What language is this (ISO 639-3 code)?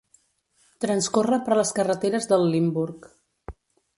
cat